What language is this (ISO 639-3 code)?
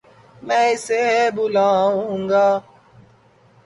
urd